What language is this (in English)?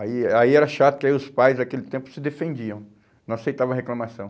Portuguese